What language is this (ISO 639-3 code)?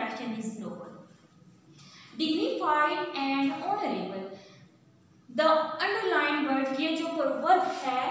hin